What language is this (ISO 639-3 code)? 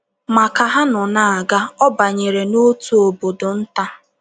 ibo